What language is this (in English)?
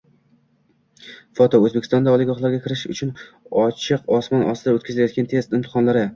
Uzbek